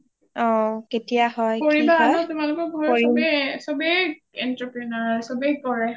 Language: Assamese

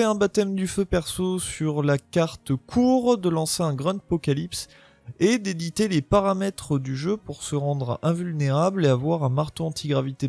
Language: French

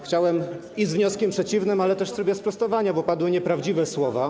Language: Polish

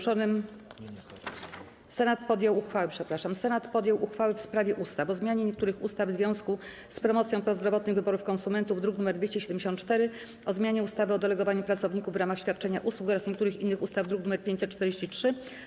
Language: Polish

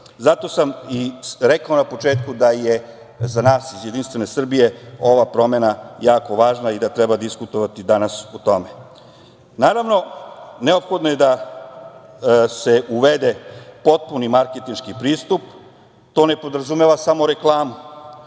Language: Serbian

